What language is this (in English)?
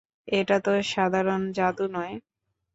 Bangla